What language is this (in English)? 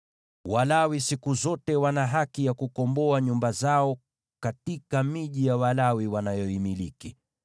Swahili